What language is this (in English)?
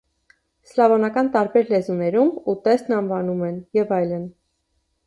Armenian